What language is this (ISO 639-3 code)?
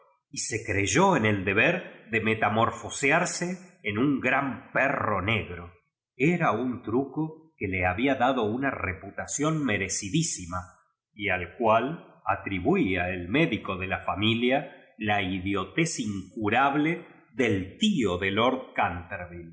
spa